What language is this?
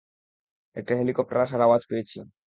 Bangla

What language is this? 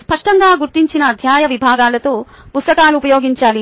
Telugu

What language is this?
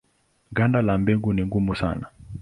Swahili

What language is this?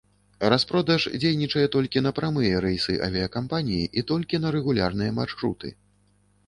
Belarusian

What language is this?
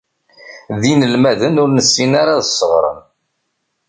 Kabyle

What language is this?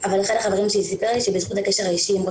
Hebrew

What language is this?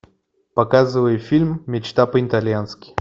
Russian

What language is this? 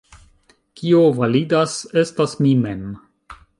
Esperanto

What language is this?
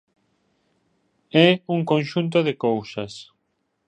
Galician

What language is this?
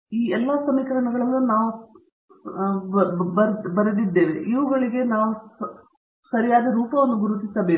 Kannada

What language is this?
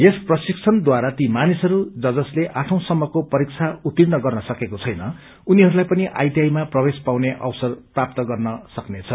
Nepali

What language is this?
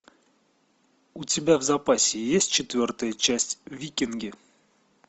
Russian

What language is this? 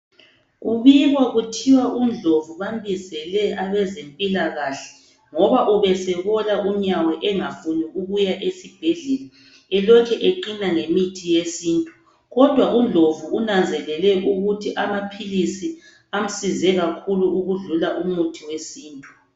North Ndebele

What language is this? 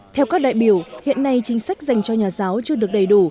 Vietnamese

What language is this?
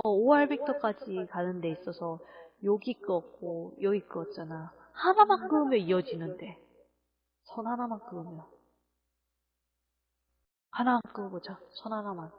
Korean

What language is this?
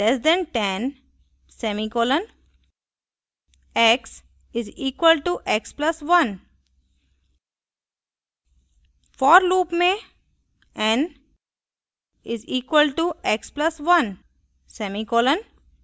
Hindi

